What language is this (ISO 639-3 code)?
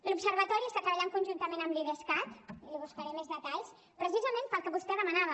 cat